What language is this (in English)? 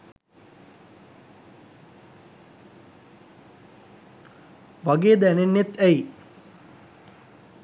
Sinhala